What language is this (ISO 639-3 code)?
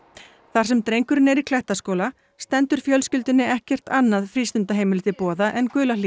isl